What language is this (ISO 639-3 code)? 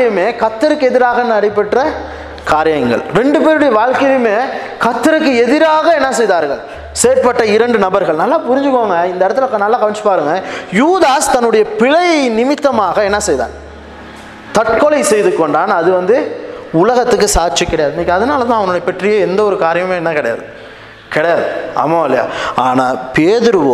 tam